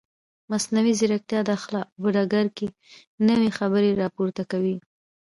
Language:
Pashto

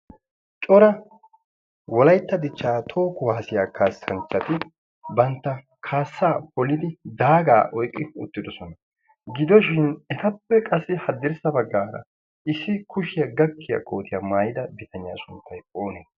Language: Wolaytta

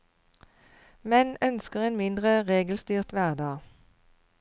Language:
Norwegian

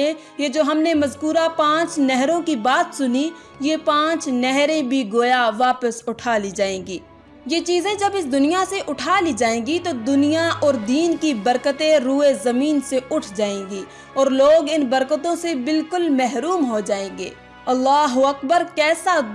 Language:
Urdu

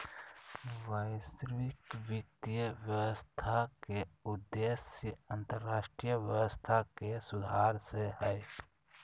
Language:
Magahi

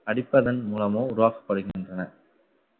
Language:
Tamil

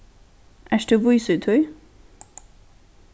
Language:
Faroese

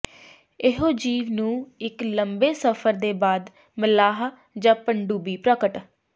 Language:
Punjabi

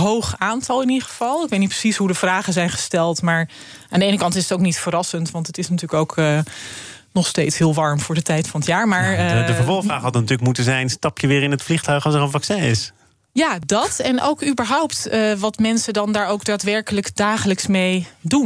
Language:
Dutch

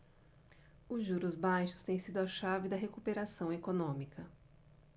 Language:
Portuguese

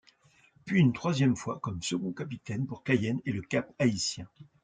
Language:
French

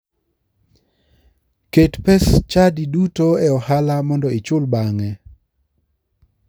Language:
Luo (Kenya and Tanzania)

